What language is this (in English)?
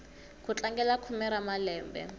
Tsonga